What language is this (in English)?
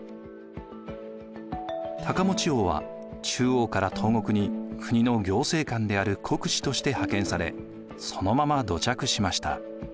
Japanese